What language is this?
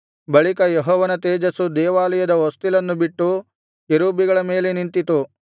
Kannada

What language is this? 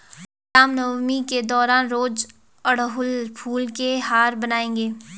Hindi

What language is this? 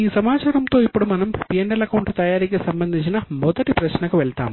Telugu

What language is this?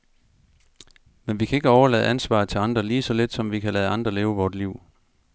Danish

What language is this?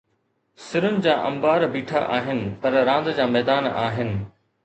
Sindhi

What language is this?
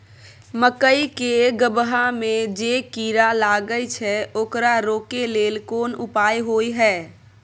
Maithili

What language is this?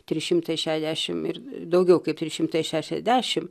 Lithuanian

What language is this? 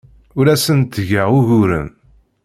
Kabyle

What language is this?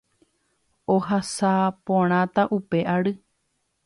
Guarani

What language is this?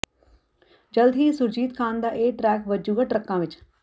Punjabi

